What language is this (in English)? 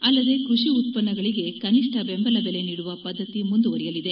Kannada